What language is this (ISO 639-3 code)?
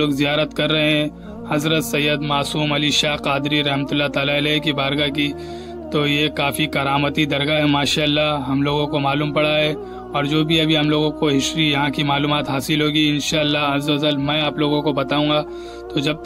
hin